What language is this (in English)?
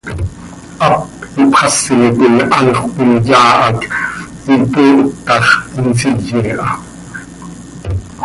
Seri